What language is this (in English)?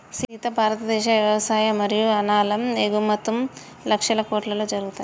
Telugu